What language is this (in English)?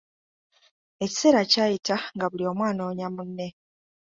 Ganda